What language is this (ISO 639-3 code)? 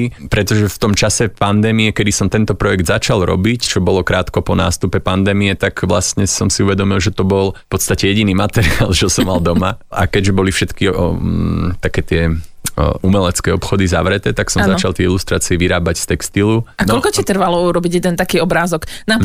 slk